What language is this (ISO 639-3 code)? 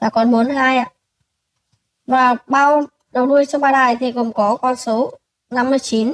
vie